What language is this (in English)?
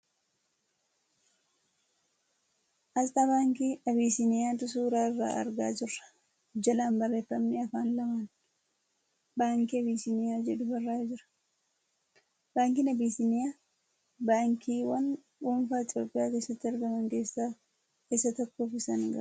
Oromo